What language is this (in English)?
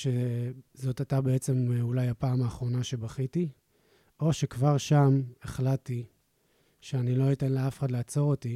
Hebrew